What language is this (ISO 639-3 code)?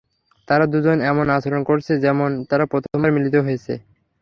ben